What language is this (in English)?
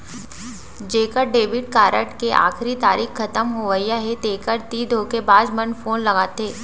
Chhattisgarhi